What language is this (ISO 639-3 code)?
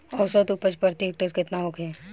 bho